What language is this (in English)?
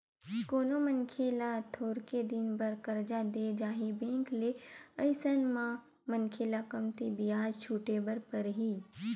Chhattisgarhi